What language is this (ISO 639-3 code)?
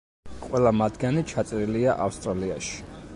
kat